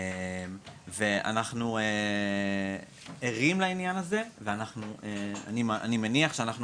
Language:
Hebrew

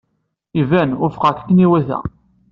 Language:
Kabyle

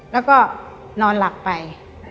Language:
Thai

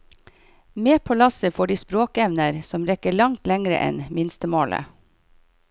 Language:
Norwegian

